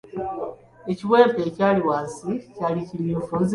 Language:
Ganda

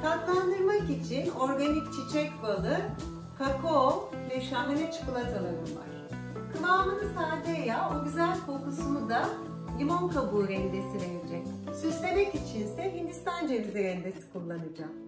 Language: Turkish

